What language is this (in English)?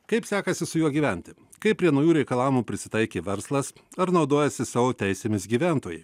Lithuanian